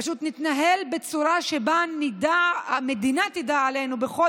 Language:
Hebrew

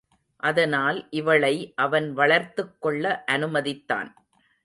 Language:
Tamil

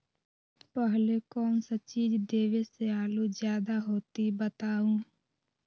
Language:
Magahi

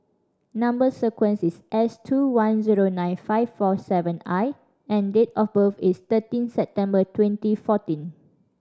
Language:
English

